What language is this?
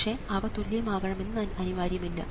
Malayalam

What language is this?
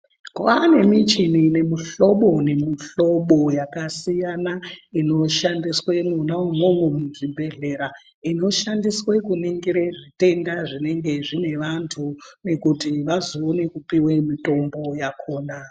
Ndau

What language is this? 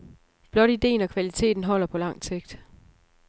Danish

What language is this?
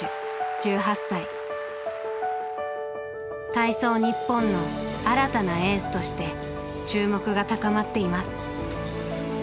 Japanese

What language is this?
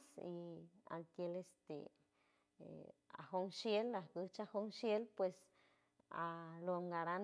San Francisco Del Mar Huave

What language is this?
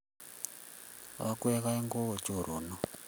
Kalenjin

